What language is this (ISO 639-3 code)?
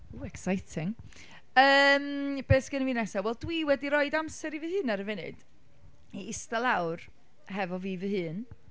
cym